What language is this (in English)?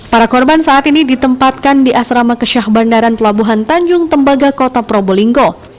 Indonesian